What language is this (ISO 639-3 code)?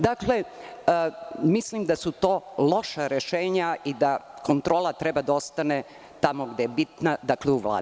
srp